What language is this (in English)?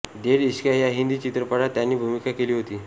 Marathi